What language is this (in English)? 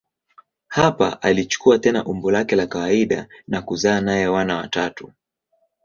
Swahili